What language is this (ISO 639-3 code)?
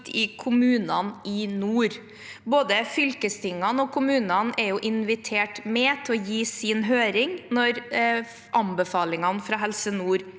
nor